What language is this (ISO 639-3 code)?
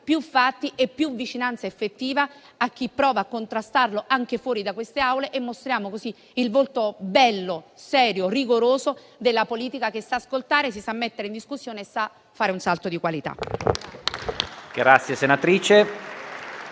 ita